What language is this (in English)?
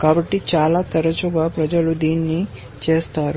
Telugu